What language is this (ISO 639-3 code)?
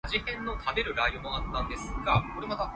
yue